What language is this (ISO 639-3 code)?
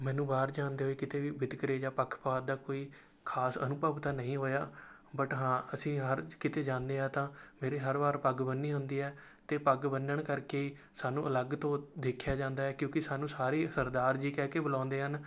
pan